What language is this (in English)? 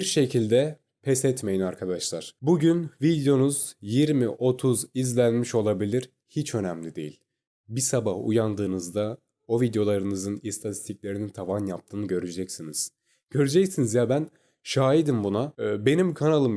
Turkish